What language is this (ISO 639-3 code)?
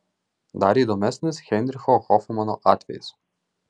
lit